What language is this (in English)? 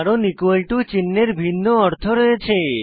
Bangla